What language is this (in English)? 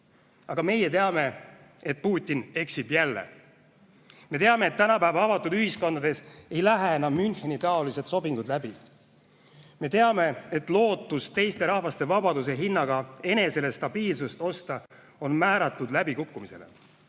Estonian